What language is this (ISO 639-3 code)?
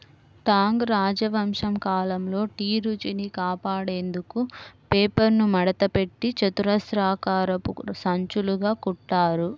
tel